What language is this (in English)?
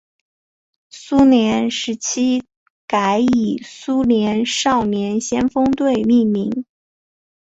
Chinese